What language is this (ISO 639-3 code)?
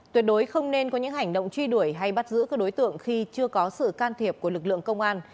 vie